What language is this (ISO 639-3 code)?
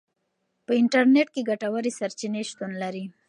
pus